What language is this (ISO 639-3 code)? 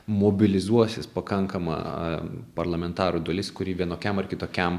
lit